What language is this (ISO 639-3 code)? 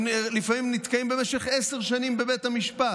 heb